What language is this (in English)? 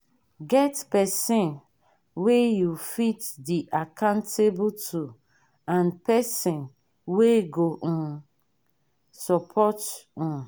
Nigerian Pidgin